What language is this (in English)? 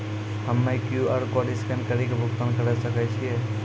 Maithili